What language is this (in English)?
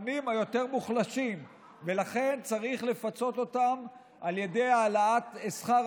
Hebrew